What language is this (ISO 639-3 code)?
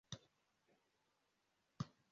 kin